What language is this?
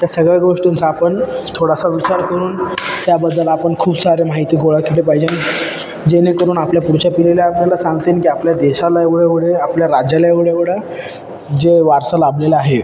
Marathi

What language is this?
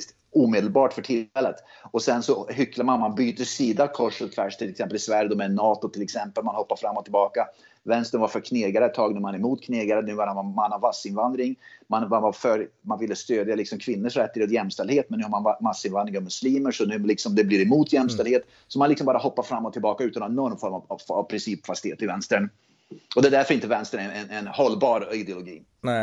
Swedish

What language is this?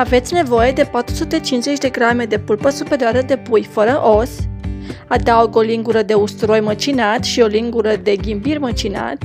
Romanian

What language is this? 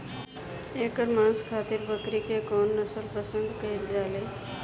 Bhojpuri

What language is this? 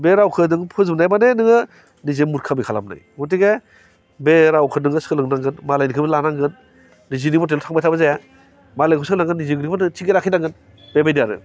Bodo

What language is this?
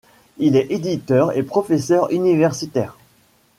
French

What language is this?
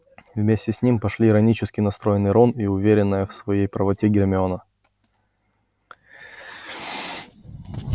Russian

